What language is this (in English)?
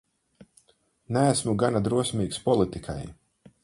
Latvian